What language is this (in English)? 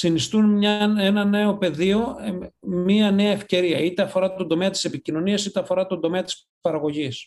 Greek